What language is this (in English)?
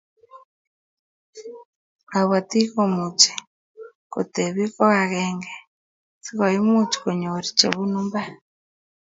Kalenjin